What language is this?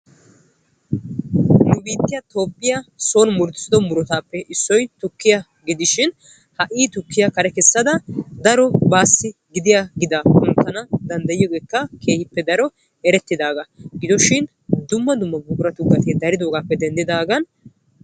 Wolaytta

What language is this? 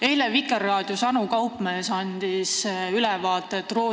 Estonian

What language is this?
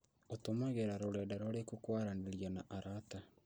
Kikuyu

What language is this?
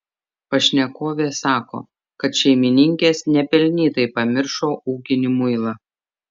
Lithuanian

